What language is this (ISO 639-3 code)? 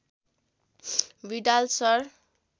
nep